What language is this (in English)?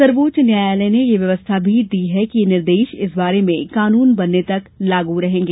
Hindi